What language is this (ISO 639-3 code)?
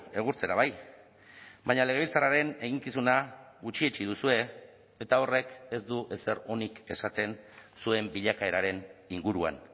eus